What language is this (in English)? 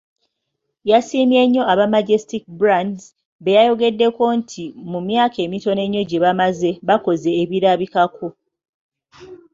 Ganda